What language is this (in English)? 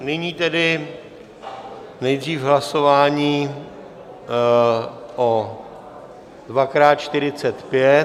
Czech